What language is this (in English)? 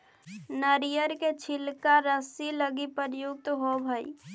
Magahi